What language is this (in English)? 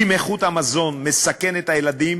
Hebrew